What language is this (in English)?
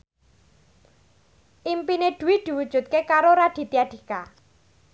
Javanese